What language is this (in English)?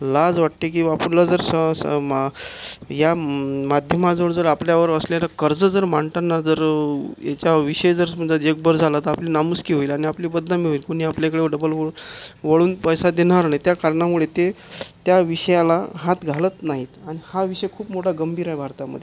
Marathi